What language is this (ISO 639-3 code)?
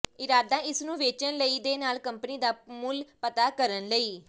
pan